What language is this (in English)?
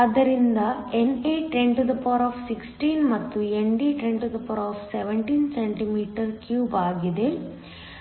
Kannada